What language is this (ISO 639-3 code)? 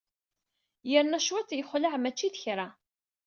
kab